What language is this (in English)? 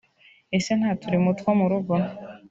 Kinyarwanda